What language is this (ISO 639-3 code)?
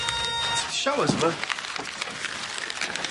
cym